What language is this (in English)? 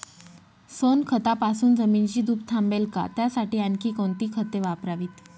Marathi